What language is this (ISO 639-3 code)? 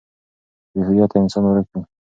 pus